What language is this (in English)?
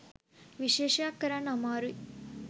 Sinhala